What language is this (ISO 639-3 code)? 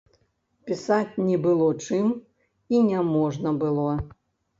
bel